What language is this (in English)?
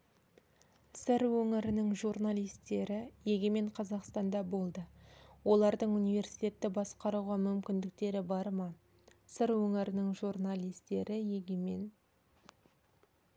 Kazakh